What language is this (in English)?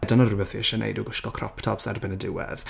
Welsh